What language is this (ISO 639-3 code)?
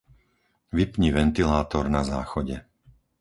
slk